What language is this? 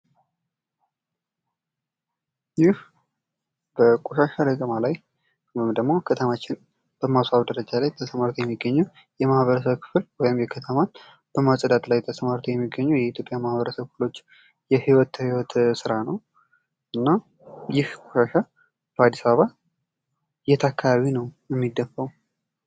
Amharic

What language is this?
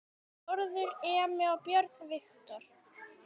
Icelandic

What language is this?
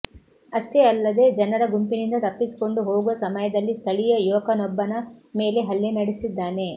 Kannada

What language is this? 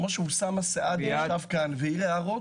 Hebrew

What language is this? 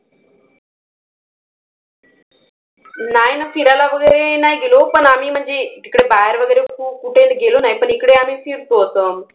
Marathi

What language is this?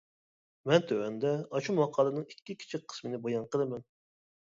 Uyghur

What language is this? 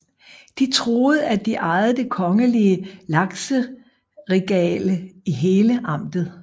Danish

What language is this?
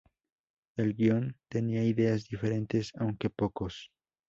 Spanish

